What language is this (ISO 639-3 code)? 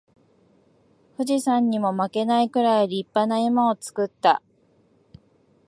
jpn